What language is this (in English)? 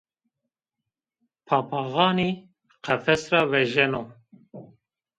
Zaza